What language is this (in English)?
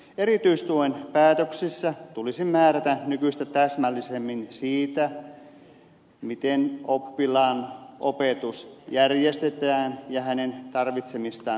Finnish